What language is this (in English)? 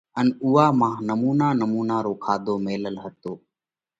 Parkari Koli